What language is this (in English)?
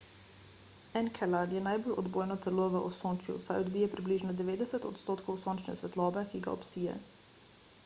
Slovenian